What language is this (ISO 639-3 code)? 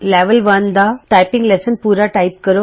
pan